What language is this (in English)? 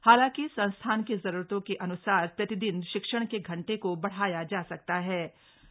Hindi